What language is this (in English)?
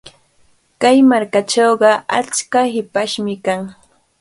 Cajatambo North Lima Quechua